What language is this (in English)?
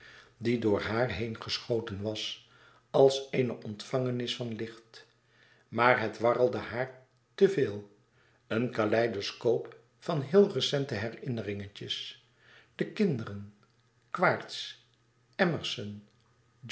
Dutch